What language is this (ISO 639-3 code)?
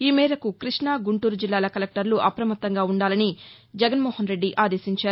tel